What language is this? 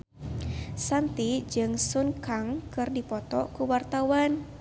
Sundanese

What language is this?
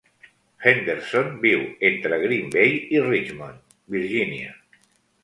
Catalan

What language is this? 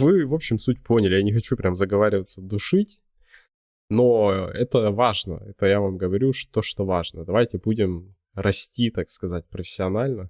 Russian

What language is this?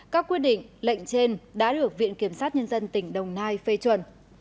Vietnamese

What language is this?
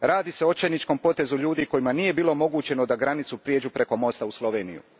Croatian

